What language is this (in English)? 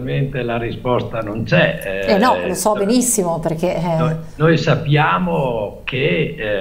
Italian